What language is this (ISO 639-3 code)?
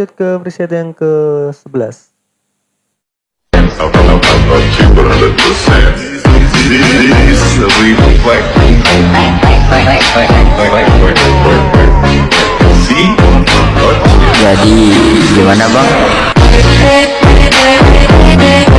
ind